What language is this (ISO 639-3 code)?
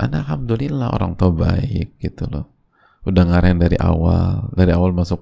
ind